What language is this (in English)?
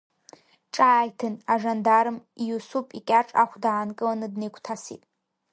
Abkhazian